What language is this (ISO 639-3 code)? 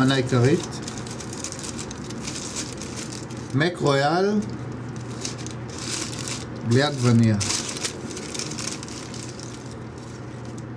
heb